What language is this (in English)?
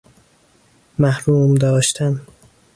Persian